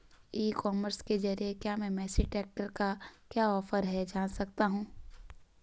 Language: Hindi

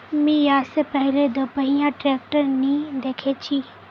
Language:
Magahi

